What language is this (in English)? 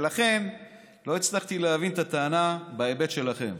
Hebrew